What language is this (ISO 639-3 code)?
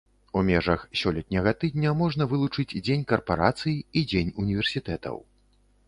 bel